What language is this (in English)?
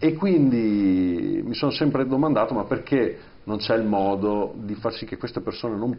Italian